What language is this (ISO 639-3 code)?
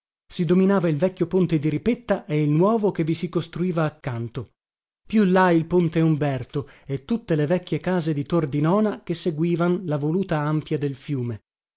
ita